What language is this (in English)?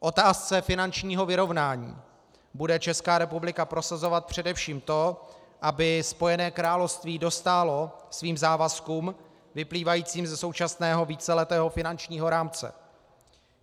Czech